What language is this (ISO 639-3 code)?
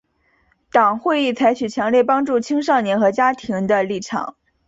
zho